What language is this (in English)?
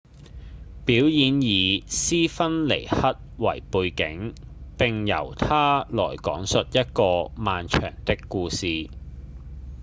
Cantonese